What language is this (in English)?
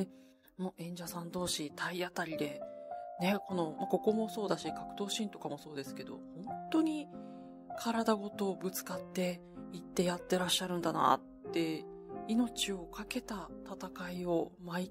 Japanese